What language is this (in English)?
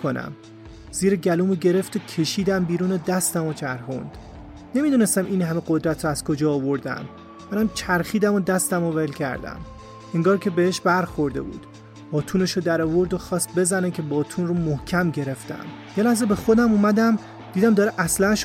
Persian